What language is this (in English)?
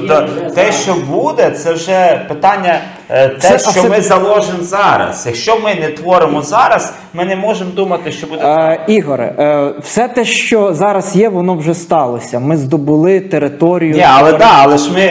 Ukrainian